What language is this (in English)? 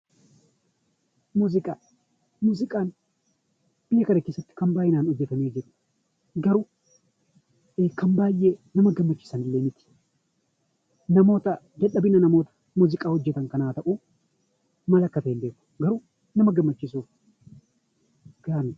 Oromo